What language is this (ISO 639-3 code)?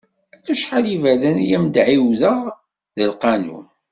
kab